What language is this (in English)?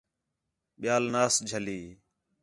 Khetrani